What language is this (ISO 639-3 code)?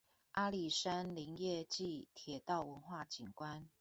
zho